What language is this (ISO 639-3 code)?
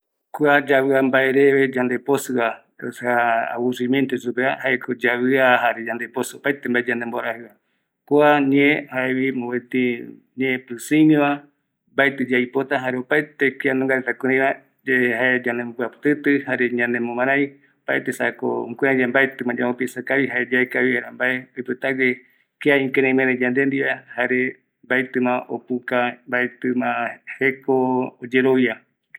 gui